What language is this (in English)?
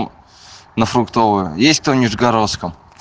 Russian